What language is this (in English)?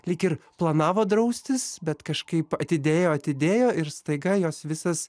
Lithuanian